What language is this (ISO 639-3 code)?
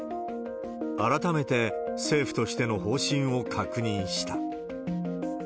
jpn